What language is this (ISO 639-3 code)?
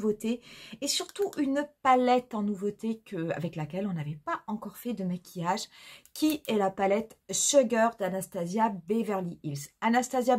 fra